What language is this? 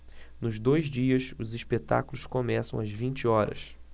Portuguese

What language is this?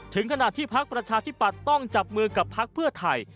Thai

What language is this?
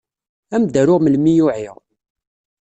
Kabyle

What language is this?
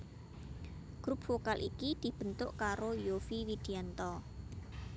Javanese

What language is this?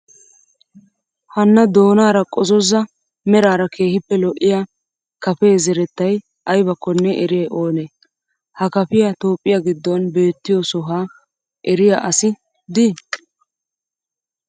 Wolaytta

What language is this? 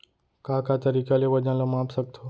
Chhattisgarhi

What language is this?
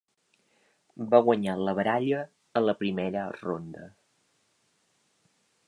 Catalan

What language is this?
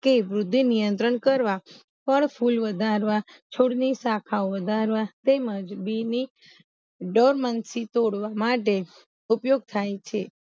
Gujarati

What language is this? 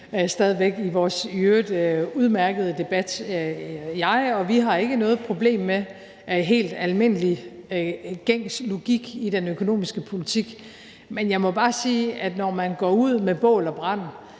Danish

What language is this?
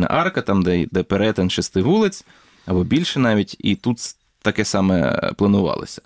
Ukrainian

